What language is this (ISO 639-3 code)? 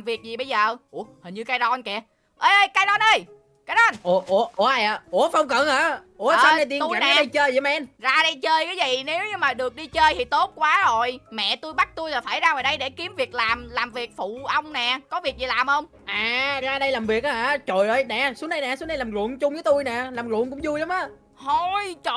vie